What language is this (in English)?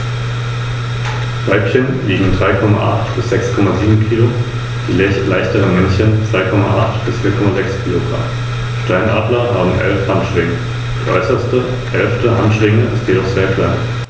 German